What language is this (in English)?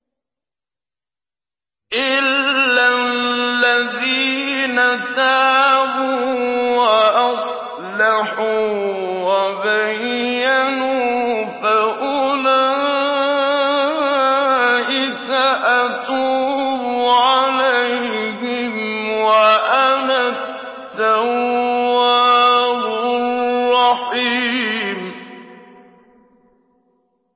Arabic